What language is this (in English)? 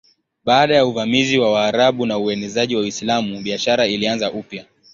Swahili